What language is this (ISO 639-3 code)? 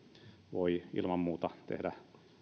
fin